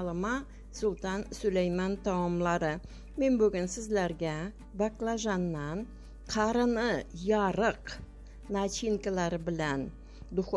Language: Turkish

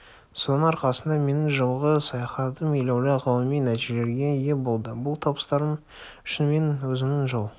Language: Kazakh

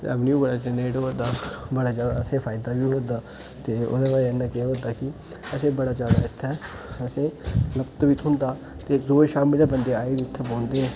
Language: Dogri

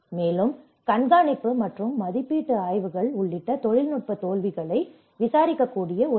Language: Tamil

